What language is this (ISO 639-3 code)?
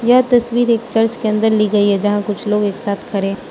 hin